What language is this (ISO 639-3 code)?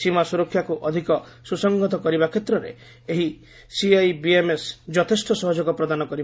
ori